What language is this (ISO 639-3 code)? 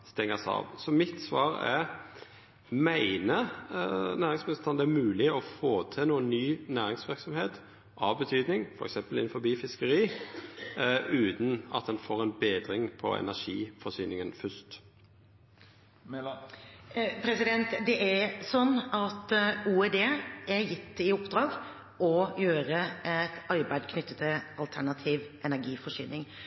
nor